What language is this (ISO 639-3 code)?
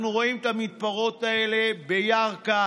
heb